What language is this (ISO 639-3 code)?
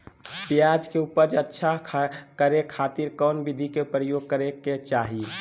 mag